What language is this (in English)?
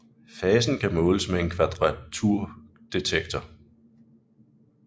Danish